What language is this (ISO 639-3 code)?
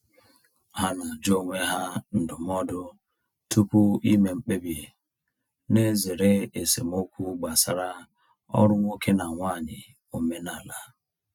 ibo